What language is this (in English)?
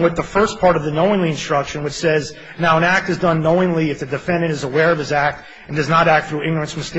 English